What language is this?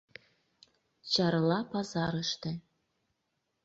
Mari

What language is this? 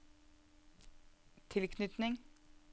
Norwegian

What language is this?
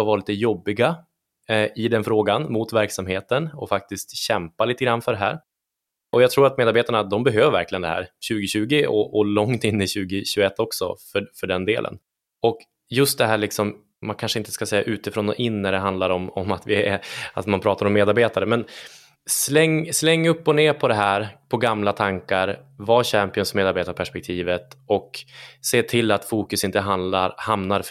Swedish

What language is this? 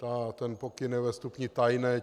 Czech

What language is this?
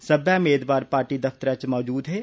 Dogri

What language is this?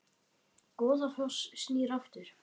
Icelandic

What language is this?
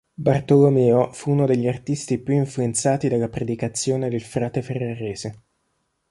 Italian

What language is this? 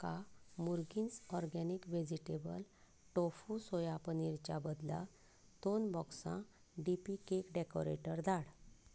Konkani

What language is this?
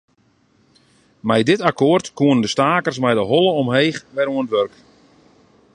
Western Frisian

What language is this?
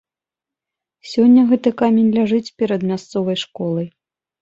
Belarusian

